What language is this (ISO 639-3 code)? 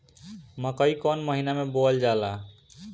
bho